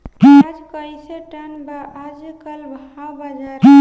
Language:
Bhojpuri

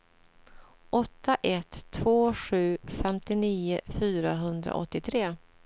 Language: Swedish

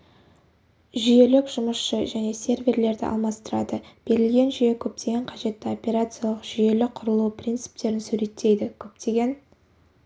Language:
Kazakh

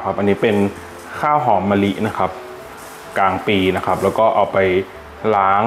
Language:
Thai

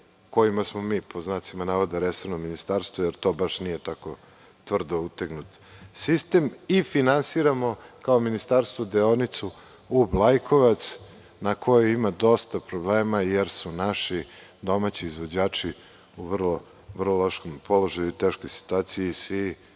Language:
Serbian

